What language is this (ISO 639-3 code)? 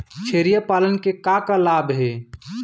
hne